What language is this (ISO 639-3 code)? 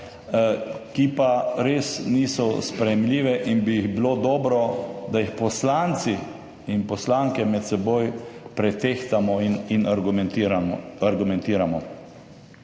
slv